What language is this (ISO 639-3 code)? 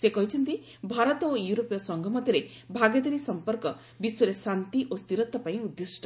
ori